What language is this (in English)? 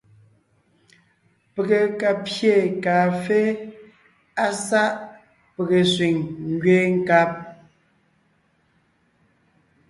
Ngiemboon